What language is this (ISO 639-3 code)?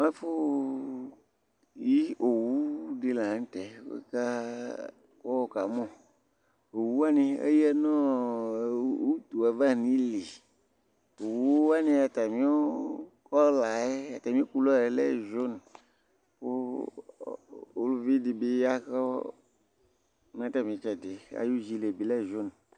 kpo